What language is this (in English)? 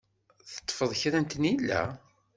Kabyle